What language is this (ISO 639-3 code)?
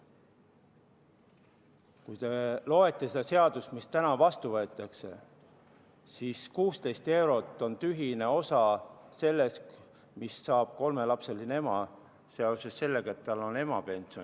est